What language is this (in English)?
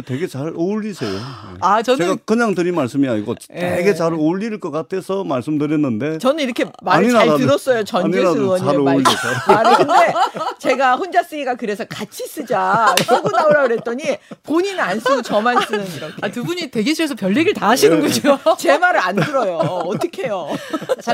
Korean